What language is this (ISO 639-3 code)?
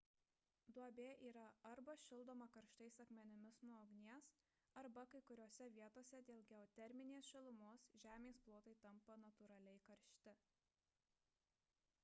lit